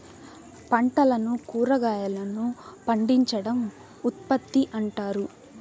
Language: Telugu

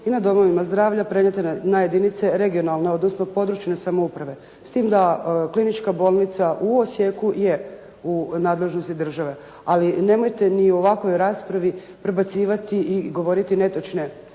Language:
Croatian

